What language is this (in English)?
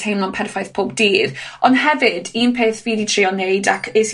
Welsh